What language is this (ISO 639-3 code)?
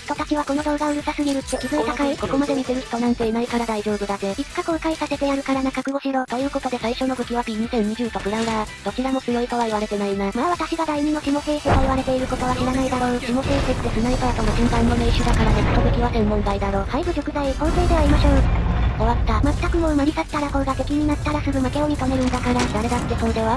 jpn